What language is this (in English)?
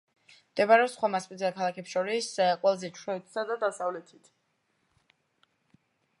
Georgian